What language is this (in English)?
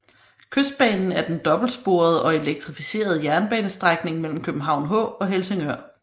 Danish